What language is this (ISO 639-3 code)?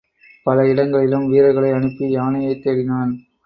tam